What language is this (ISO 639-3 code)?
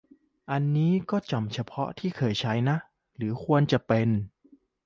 tha